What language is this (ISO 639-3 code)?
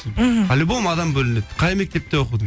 kaz